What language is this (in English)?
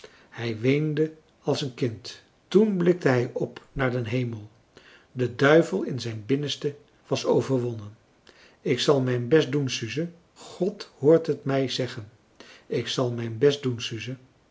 Dutch